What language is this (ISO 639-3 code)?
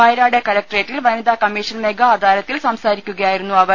mal